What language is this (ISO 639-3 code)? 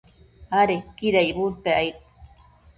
mcf